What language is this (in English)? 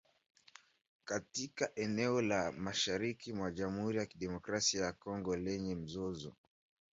Swahili